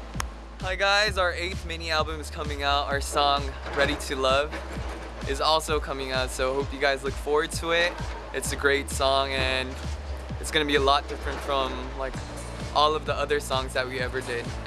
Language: Korean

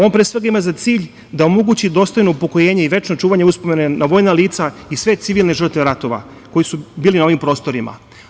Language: Serbian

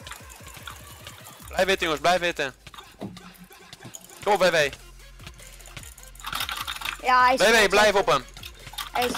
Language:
Dutch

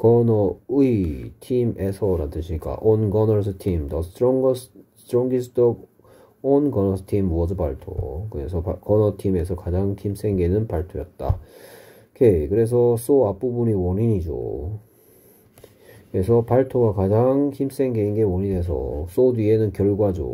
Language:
Korean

